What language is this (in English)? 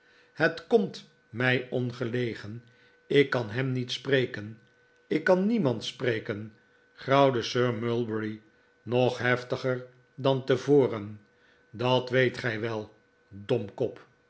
Dutch